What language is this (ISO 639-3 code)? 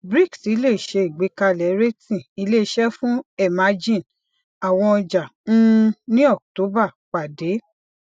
yor